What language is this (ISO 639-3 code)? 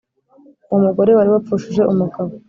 kin